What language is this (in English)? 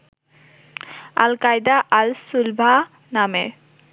Bangla